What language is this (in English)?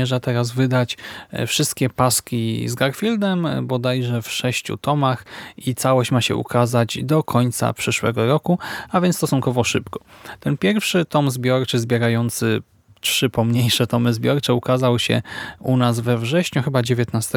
Polish